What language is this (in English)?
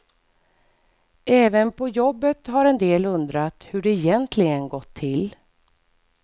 Swedish